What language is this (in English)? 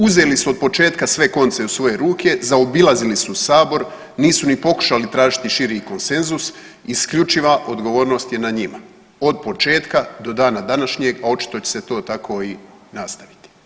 Croatian